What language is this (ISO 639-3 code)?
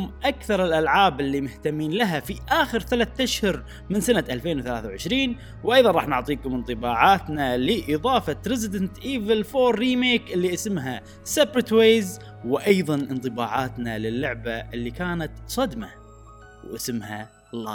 ara